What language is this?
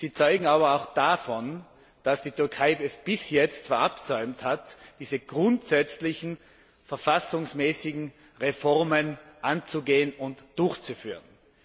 German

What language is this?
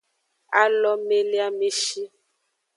Aja (Benin)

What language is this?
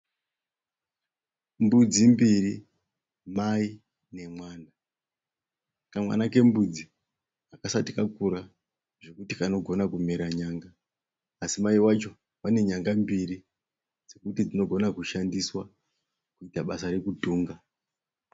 Shona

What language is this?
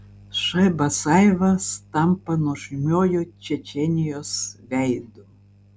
Lithuanian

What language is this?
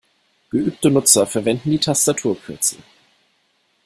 German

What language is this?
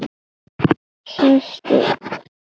Icelandic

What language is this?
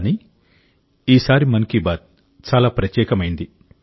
Telugu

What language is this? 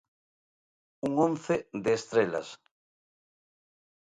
Galician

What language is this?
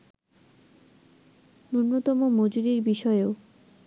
Bangla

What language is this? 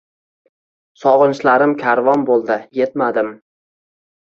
Uzbek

